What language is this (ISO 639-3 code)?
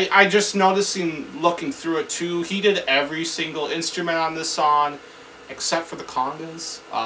eng